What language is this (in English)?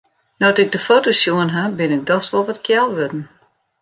Western Frisian